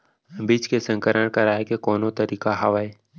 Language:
Chhattisgarhi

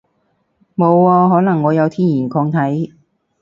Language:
Cantonese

